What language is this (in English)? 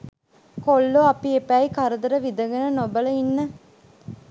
Sinhala